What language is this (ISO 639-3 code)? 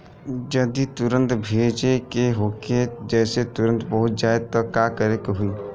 bho